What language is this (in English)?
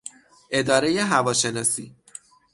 Persian